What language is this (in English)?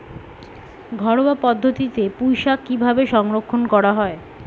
Bangla